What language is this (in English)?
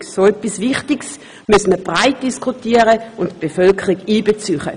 Swiss German